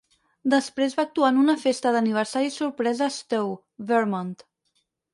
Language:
Catalan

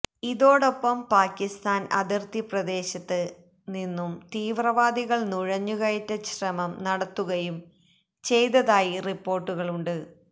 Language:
Malayalam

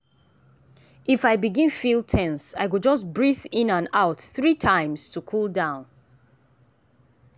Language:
Nigerian Pidgin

